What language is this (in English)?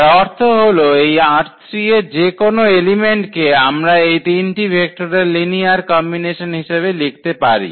Bangla